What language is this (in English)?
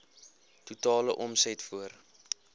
Afrikaans